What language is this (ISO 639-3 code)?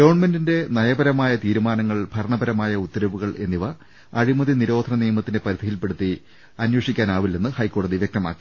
mal